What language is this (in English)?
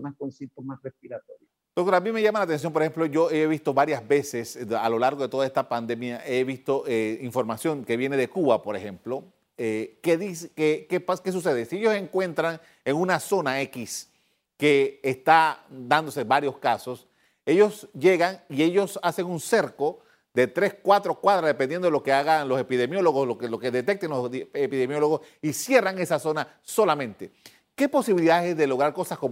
Spanish